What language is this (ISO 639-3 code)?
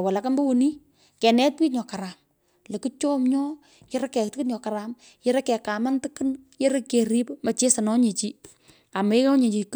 pko